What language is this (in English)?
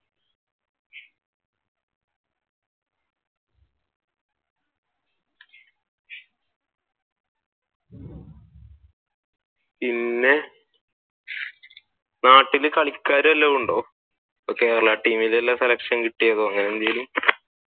Malayalam